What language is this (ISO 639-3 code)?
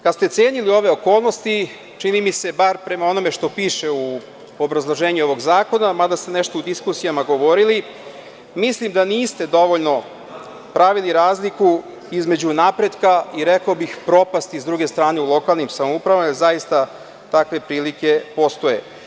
srp